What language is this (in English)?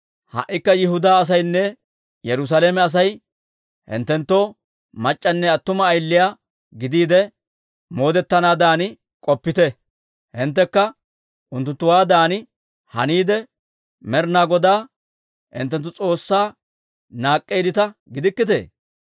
Dawro